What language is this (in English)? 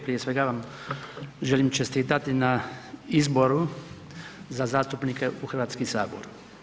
Croatian